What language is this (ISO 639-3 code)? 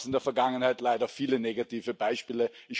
deu